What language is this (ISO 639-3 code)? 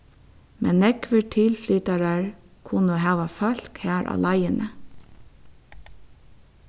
fao